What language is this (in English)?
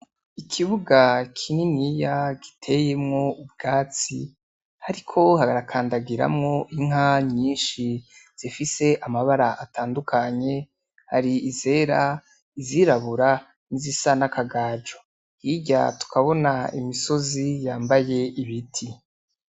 Rundi